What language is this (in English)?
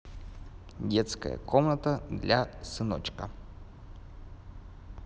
Russian